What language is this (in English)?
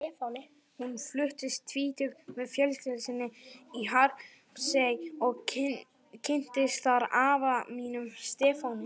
Icelandic